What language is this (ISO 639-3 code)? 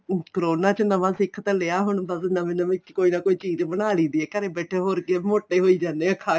pan